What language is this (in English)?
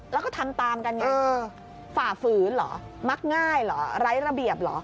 Thai